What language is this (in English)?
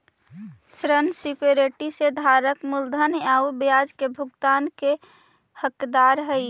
Magahi